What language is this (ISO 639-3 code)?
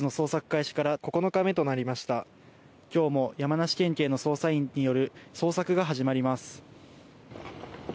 jpn